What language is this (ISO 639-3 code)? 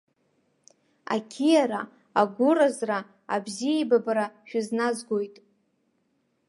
abk